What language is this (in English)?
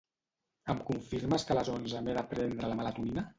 Catalan